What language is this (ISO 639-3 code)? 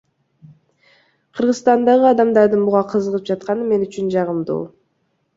kir